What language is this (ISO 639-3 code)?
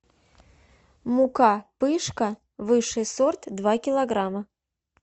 rus